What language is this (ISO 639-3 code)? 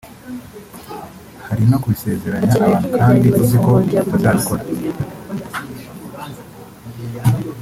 kin